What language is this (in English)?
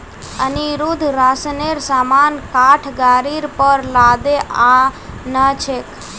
Magahi